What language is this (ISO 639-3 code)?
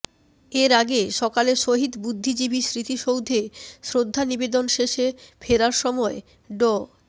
ben